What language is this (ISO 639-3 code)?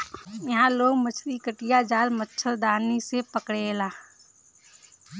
bho